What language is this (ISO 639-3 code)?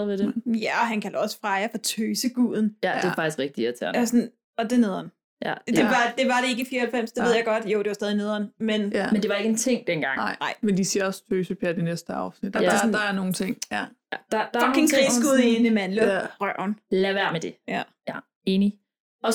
dan